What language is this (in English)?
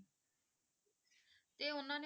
Punjabi